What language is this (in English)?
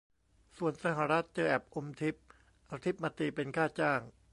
Thai